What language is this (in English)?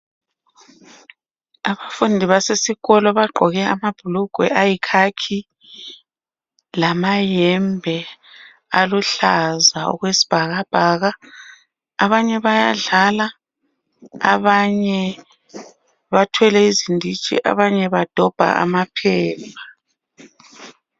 North Ndebele